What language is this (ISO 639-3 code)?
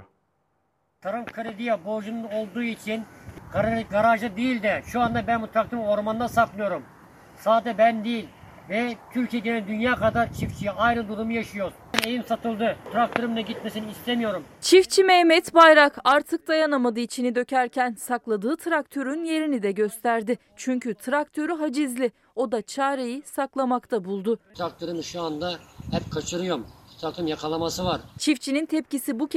tur